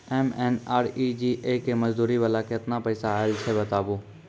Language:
Maithili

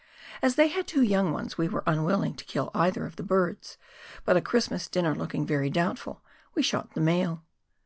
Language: English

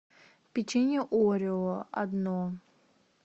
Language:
Russian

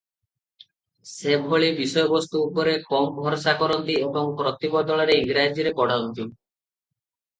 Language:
Odia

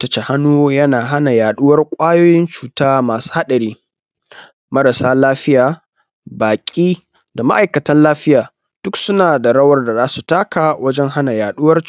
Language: Hausa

